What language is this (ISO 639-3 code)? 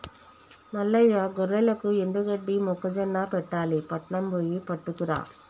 tel